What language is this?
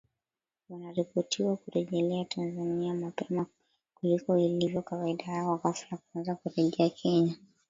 Swahili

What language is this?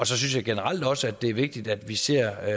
Danish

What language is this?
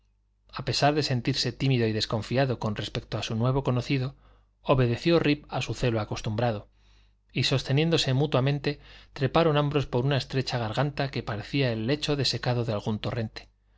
Spanish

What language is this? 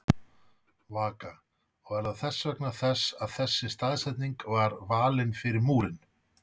Icelandic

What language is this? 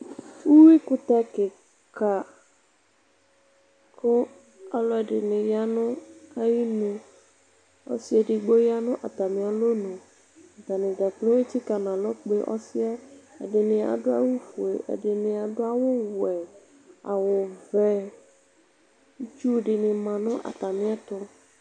Ikposo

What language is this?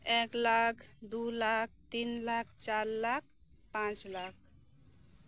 Santali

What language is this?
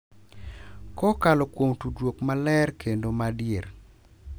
Luo (Kenya and Tanzania)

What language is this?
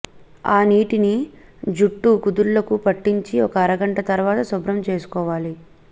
Telugu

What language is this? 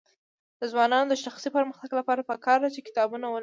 Pashto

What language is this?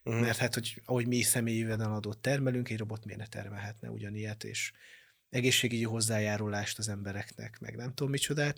Hungarian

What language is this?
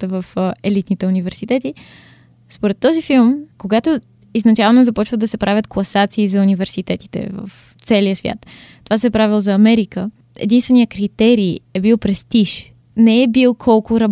Bulgarian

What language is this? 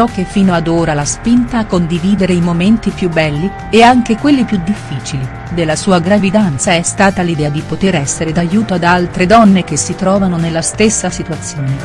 Italian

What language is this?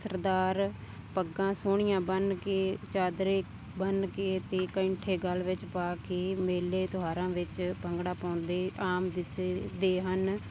Punjabi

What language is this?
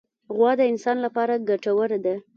Pashto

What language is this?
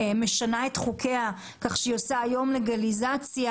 Hebrew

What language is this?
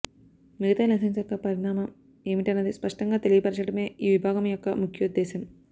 Telugu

